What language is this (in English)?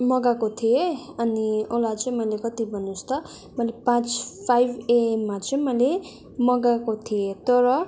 Nepali